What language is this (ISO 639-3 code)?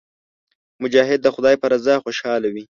pus